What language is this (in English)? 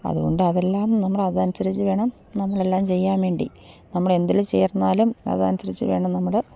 Malayalam